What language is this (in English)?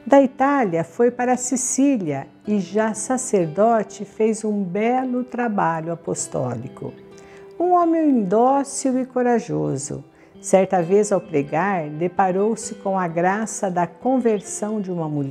Portuguese